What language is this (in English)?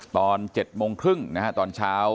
Thai